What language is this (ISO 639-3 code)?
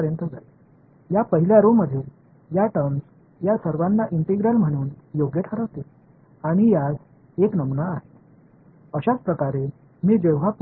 tam